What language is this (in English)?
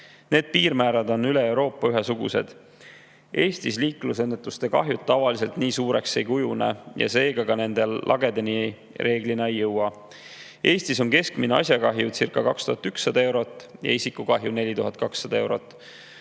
Estonian